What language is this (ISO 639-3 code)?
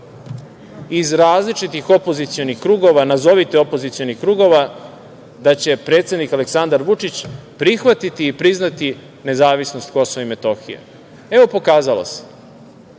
srp